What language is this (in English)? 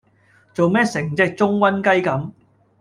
Cantonese